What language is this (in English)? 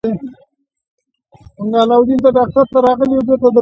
Pashto